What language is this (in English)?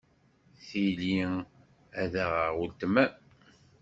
Kabyle